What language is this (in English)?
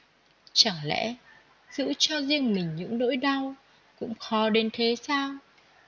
Vietnamese